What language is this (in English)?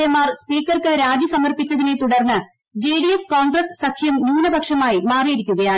Malayalam